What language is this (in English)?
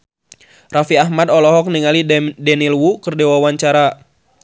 Sundanese